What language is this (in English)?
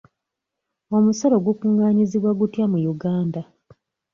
Ganda